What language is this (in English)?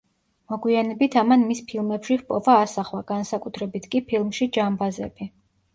Georgian